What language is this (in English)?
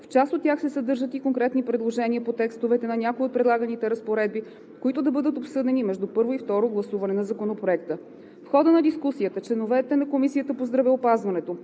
Bulgarian